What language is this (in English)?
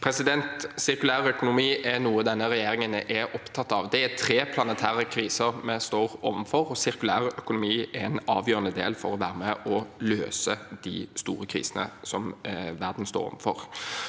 Norwegian